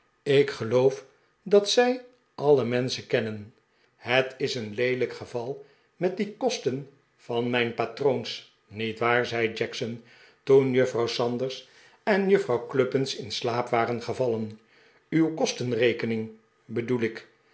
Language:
Dutch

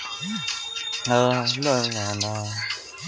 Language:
Bhojpuri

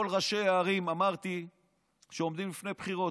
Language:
Hebrew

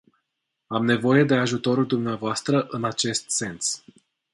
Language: Romanian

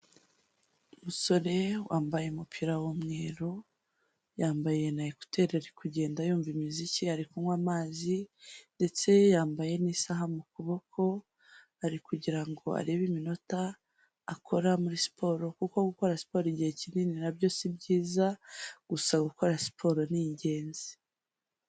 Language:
Kinyarwanda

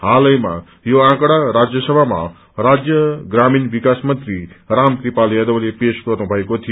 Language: Nepali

